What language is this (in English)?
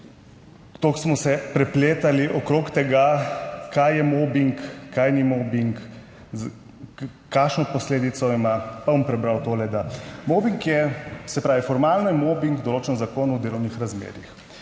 Slovenian